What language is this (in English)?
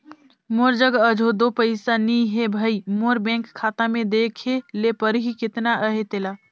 Chhattisgarhi